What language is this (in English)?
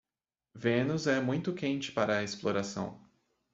Portuguese